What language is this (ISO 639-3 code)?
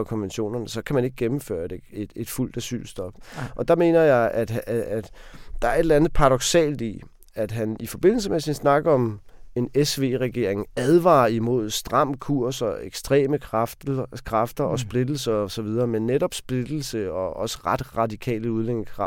dan